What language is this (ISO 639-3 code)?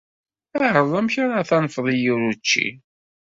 kab